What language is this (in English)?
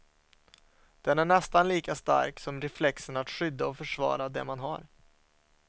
Swedish